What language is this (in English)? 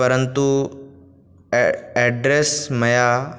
Sanskrit